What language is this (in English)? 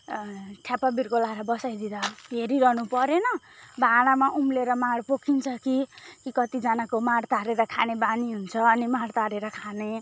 Nepali